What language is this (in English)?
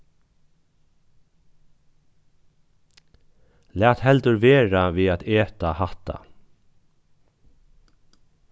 Faroese